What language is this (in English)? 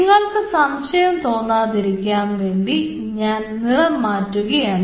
Malayalam